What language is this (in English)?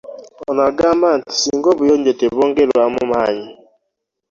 Ganda